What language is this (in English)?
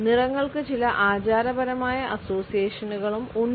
Malayalam